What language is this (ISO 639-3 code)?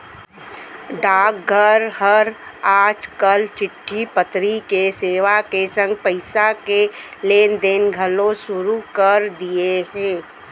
hne